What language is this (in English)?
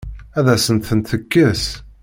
Kabyle